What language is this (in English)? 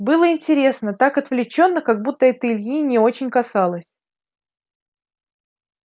Russian